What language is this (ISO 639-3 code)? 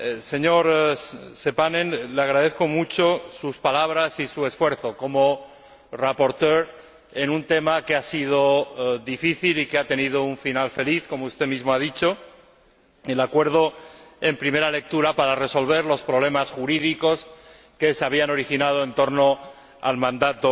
spa